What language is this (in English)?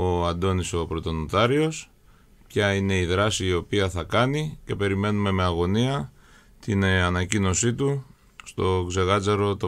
Greek